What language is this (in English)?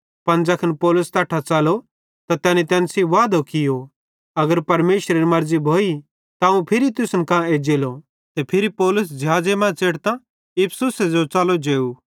Bhadrawahi